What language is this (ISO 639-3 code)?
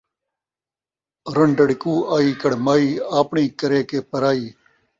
skr